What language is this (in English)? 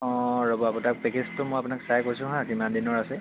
Assamese